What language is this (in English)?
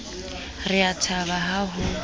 Southern Sotho